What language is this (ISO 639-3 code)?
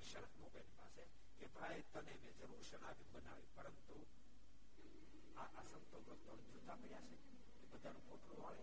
guj